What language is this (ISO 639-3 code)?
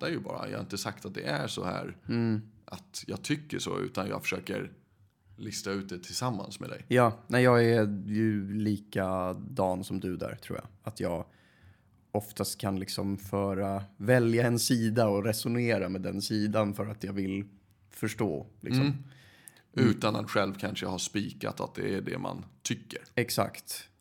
swe